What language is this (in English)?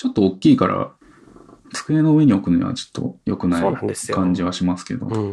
Japanese